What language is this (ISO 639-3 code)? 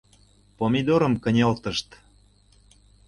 chm